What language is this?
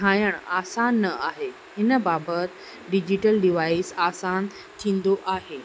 Sindhi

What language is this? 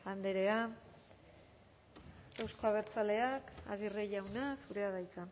Basque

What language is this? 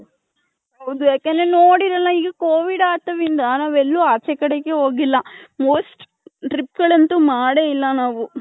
Kannada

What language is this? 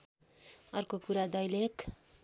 Nepali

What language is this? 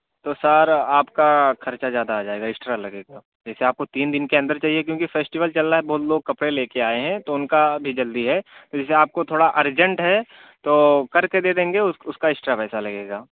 Urdu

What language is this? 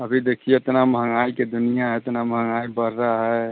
Hindi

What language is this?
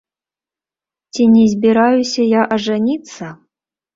Belarusian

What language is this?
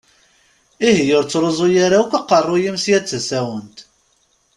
Kabyle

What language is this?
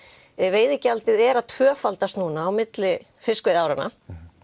Icelandic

